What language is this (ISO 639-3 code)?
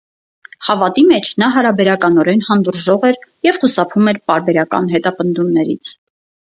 hye